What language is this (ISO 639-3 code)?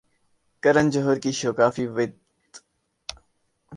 urd